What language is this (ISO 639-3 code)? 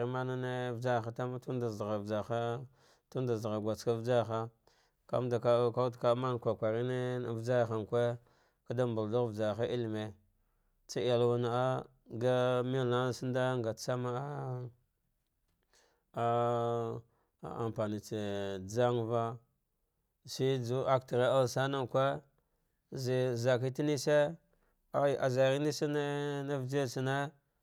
dgh